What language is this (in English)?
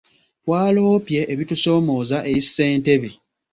Ganda